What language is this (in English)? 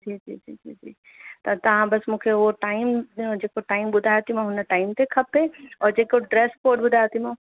Sindhi